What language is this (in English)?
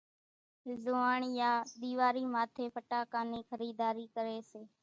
Kachi Koli